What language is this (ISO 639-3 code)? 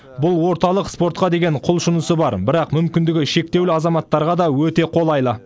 kaz